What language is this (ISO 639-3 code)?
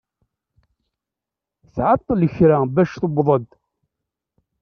kab